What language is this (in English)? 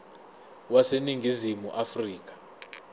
Zulu